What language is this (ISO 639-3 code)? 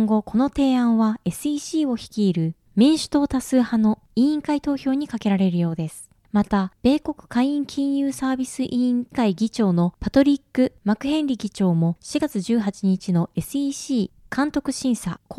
jpn